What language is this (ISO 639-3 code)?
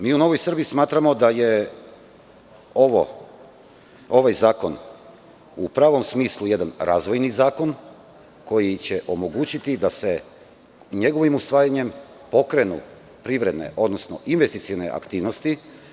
srp